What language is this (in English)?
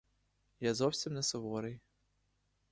Ukrainian